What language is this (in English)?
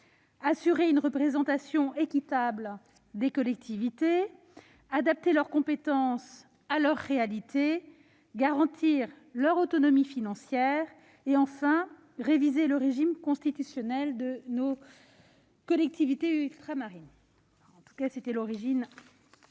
French